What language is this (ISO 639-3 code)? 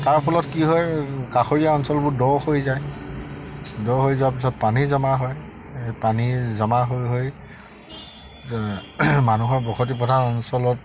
asm